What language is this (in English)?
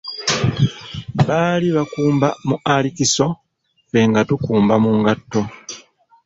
Ganda